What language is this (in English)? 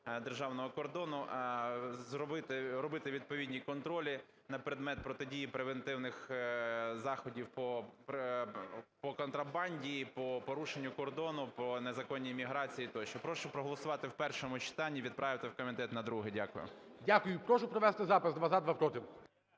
Ukrainian